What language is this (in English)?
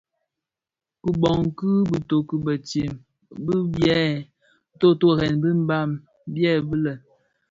Bafia